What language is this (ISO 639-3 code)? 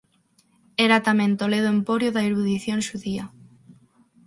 glg